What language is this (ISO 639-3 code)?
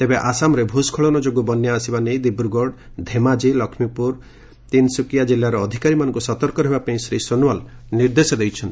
ori